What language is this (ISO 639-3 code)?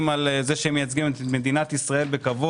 heb